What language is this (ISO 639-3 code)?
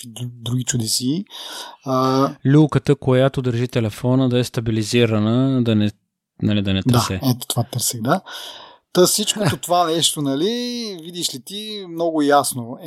bul